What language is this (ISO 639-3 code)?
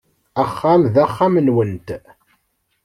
kab